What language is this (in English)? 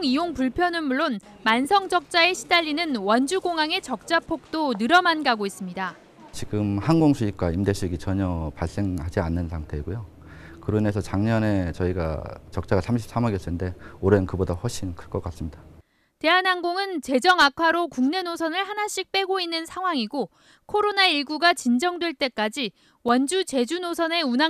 Korean